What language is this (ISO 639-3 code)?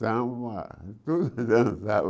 por